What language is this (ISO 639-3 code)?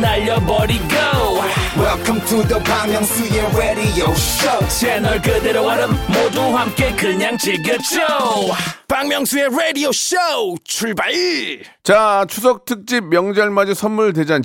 kor